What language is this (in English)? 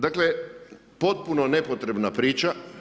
Croatian